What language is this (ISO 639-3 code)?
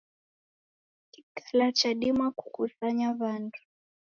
dav